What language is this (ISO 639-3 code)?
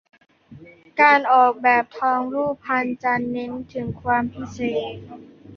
tha